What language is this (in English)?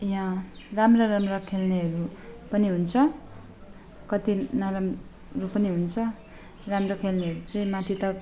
Nepali